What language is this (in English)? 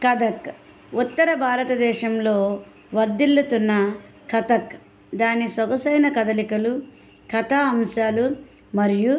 Telugu